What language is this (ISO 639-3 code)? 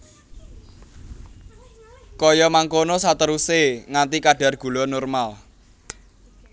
jav